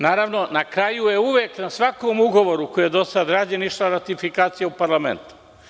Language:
Serbian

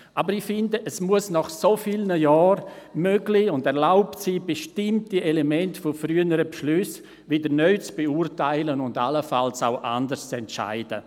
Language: Swiss German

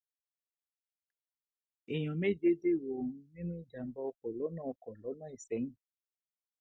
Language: Yoruba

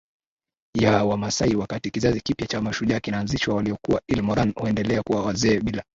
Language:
Swahili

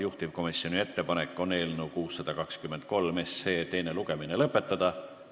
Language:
Estonian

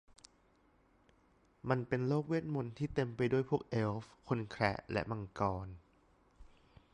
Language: Thai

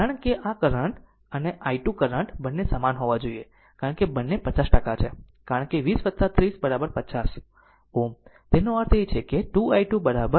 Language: Gujarati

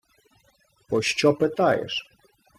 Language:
Ukrainian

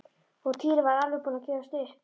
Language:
Icelandic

